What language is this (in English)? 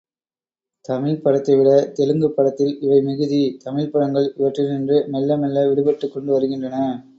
Tamil